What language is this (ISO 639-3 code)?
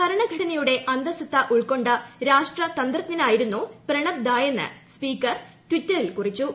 mal